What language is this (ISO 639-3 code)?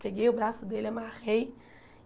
por